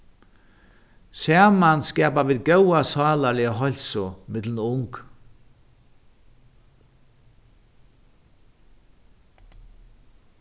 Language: Faroese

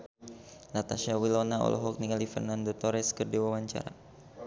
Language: Sundanese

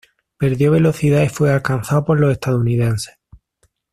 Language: Spanish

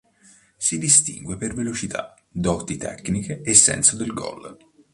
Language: Italian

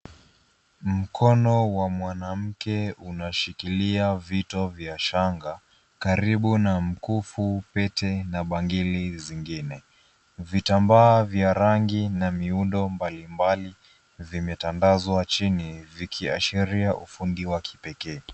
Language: Swahili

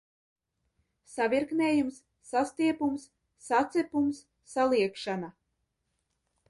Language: Latvian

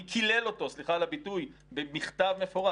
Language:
Hebrew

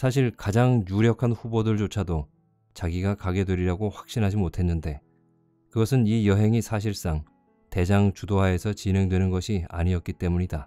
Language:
Korean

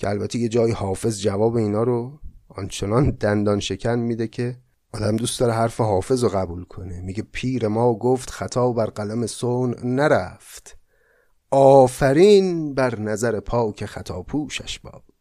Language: Persian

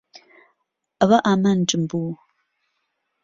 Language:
Central Kurdish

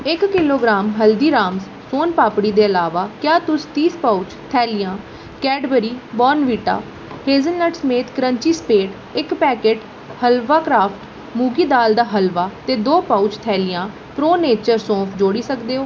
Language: Dogri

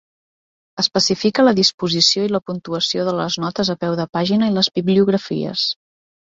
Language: Catalan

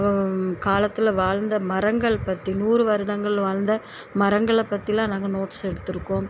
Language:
Tamil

